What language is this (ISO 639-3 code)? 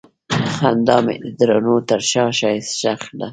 pus